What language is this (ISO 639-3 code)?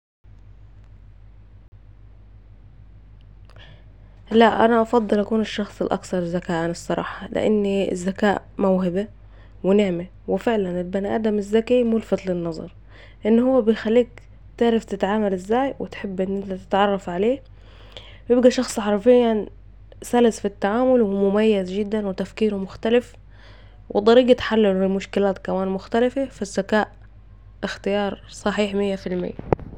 aec